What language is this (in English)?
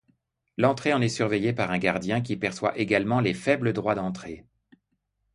French